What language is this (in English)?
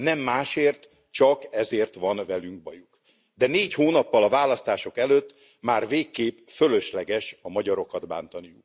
Hungarian